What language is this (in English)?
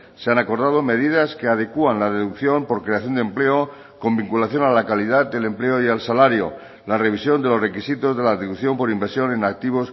Spanish